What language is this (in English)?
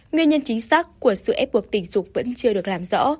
Vietnamese